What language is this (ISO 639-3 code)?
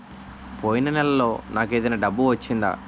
tel